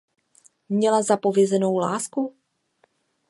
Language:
Czech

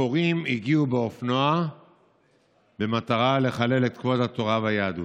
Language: Hebrew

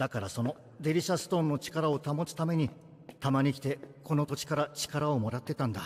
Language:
Japanese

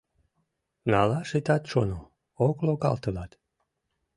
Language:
Mari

